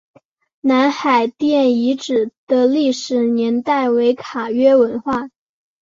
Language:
Chinese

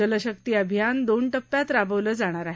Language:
Marathi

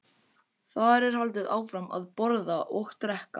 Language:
Icelandic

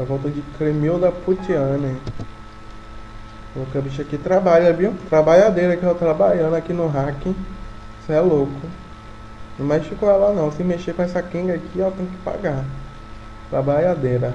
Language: Portuguese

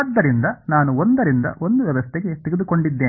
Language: Kannada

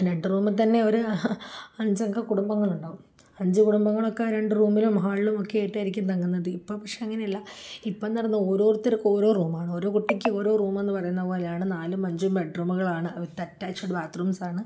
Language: Malayalam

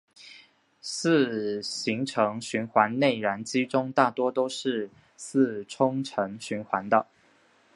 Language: Chinese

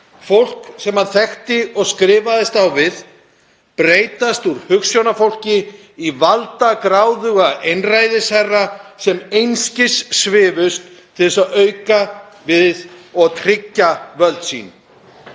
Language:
Icelandic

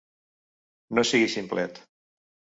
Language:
Catalan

